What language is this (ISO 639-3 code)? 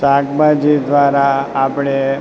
guj